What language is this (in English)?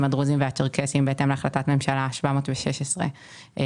Hebrew